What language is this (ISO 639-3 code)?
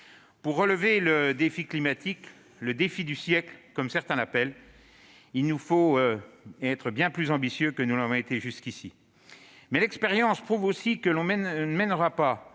fra